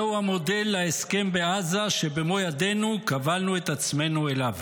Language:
Hebrew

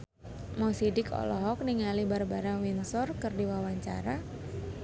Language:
Sundanese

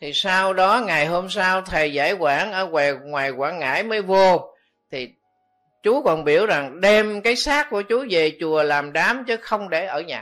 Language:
Vietnamese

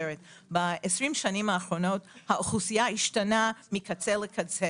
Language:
Hebrew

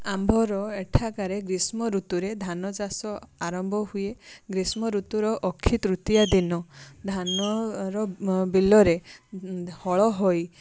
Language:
Odia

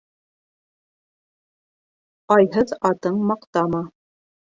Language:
Bashkir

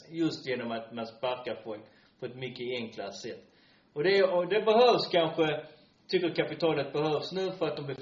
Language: Swedish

